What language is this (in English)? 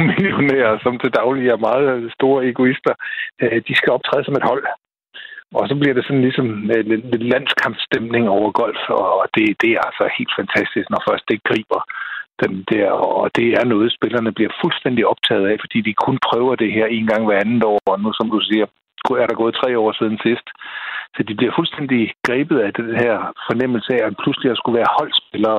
Danish